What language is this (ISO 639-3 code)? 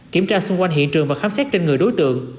vie